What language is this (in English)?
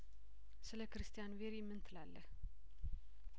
Amharic